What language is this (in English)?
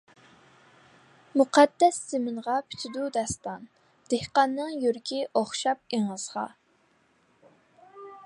Uyghur